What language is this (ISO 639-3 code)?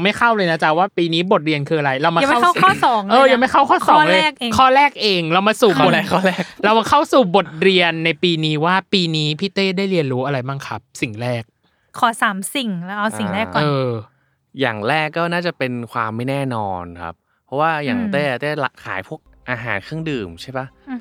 tha